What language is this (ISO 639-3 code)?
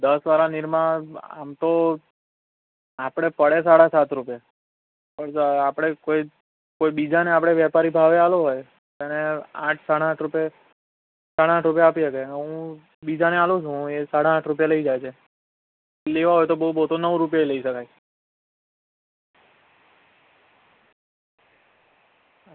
guj